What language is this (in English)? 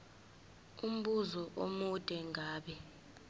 Zulu